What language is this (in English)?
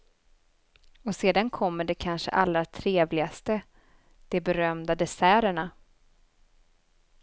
Swedish